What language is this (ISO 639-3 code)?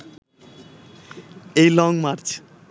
ben